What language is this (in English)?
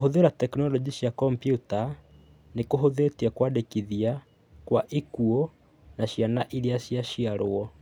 Kikuyu